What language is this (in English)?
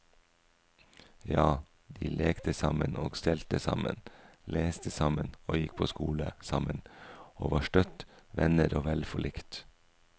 Norwegian